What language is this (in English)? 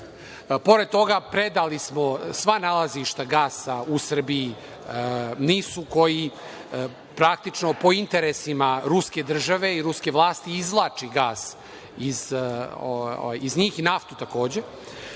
Serbian